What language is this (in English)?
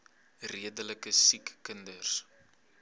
Afrikaans